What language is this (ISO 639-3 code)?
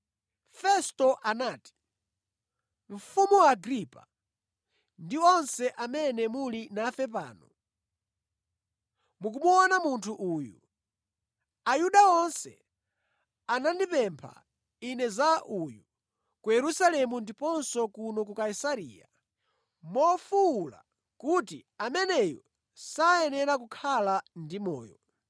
nya